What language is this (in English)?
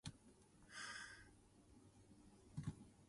Min Nan Chinese